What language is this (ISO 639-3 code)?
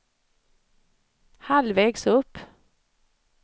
swe